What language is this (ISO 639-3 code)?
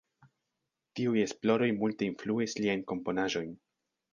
epo